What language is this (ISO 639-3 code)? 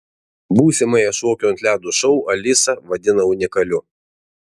lit